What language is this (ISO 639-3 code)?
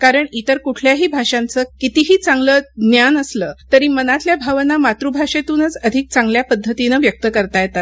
mar